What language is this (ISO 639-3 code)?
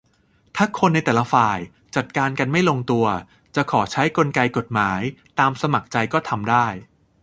tha